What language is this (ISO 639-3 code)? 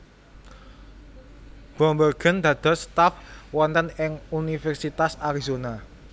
jav